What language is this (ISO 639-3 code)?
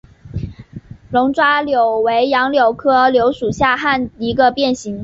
zho